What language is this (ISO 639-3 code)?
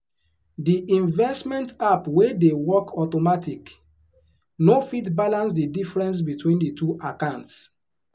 pcm